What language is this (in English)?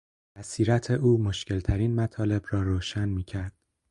Persian